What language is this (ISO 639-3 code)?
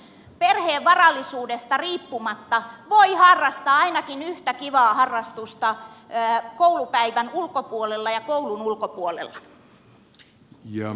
fin